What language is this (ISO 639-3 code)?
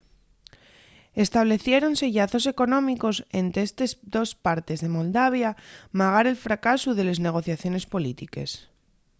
ast